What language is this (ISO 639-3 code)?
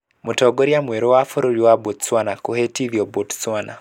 kik